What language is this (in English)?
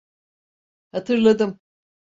Turkish